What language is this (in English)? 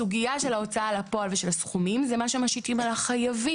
Hebrew